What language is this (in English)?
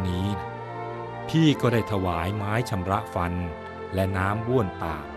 Thai